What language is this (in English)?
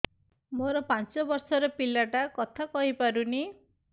Odia